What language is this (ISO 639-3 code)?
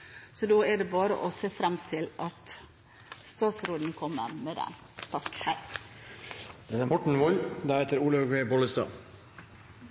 nob